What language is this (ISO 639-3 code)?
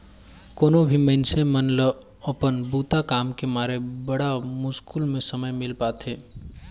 hne